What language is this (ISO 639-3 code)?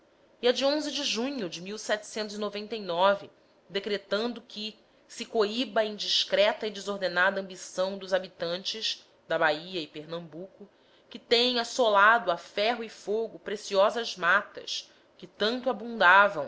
por